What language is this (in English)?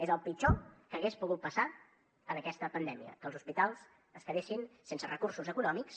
Catalan